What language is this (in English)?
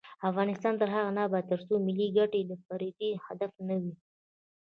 Pashto